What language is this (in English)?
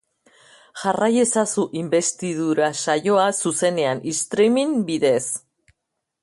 Basque